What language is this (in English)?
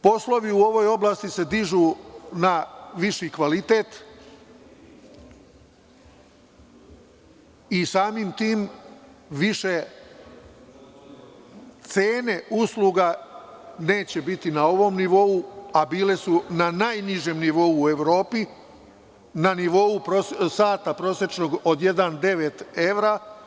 Serbian